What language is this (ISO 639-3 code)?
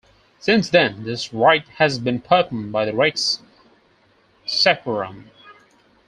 eng